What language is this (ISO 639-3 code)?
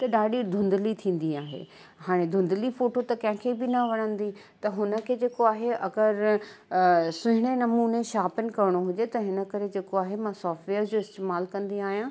snd